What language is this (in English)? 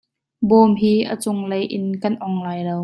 Hakha Chin